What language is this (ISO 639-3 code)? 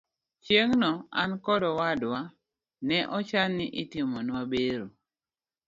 luo